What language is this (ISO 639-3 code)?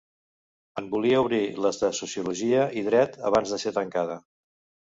cat